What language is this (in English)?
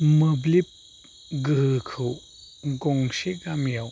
Bodo